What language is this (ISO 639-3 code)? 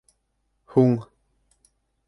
bak